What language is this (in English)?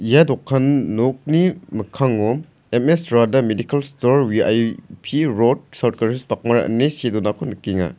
Garo